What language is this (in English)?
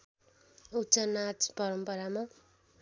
Nepali